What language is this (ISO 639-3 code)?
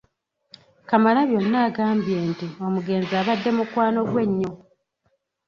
lug